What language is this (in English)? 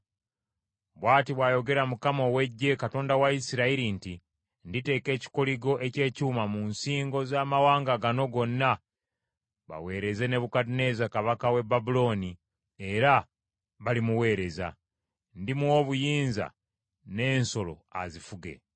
Ganda